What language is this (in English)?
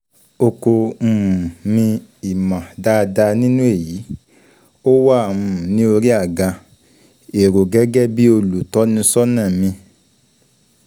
Yoruba